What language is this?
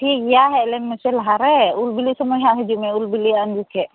Santali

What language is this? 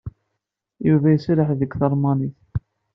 Kabyle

